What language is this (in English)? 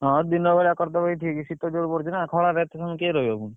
Odia